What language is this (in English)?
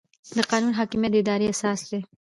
Pashto